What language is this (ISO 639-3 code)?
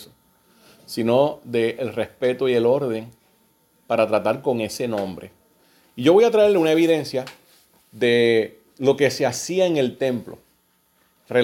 spa